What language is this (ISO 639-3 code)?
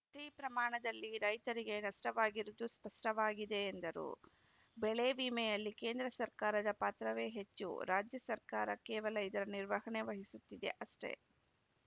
kan